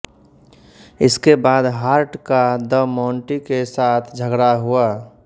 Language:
Hindi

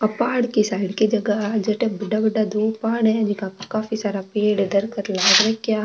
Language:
Marwari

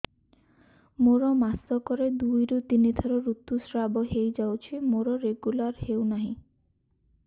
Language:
Odia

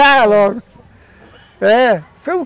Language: Portuguese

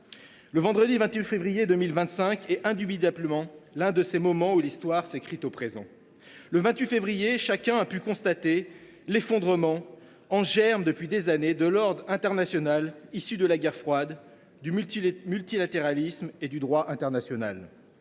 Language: French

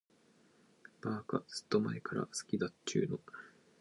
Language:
Japanese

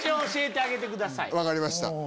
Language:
Japanese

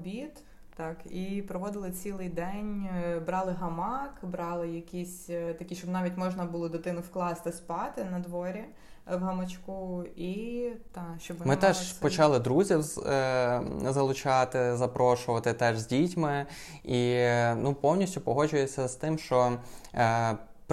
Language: Ukrainian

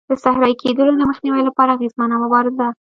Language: Pashto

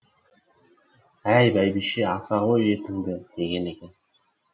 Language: Kazakh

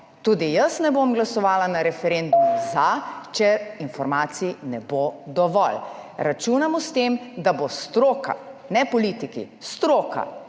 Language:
Slovenian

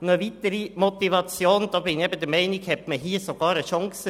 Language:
Swiss German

